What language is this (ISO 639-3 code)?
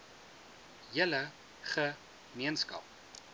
afr